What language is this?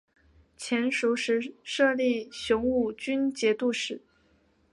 Chinese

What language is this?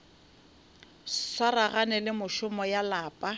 Northern Sotho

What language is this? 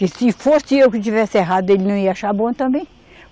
Portuguese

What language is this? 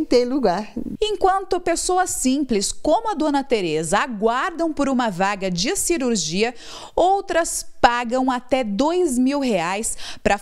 Portuguese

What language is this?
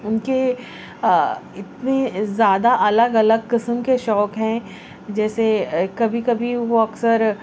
Urdu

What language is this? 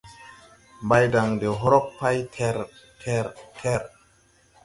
Tupuri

